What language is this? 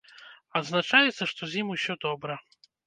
Belarusian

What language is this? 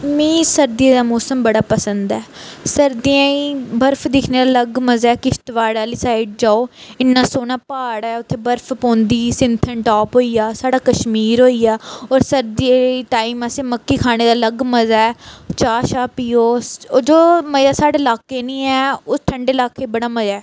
Dogri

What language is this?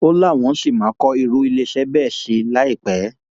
Yoruba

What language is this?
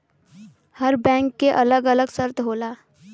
Bhojpuri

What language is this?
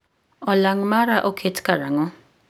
Luo (Kenya and Tanzania)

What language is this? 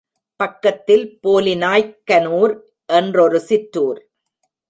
Tamil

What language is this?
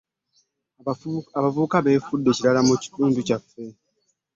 Ganda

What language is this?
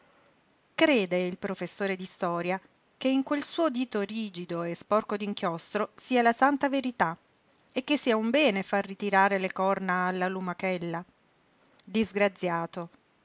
Italian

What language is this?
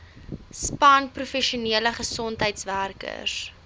Afrikaans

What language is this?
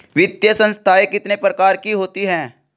Hindi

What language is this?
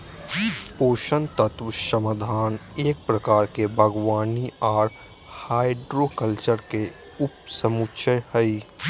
Magahi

